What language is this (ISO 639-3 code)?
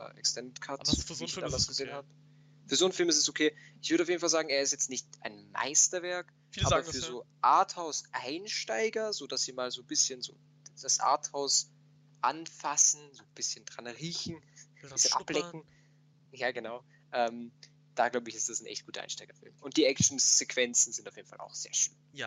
deu